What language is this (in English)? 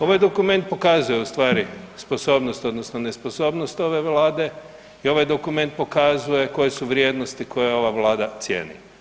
Croatian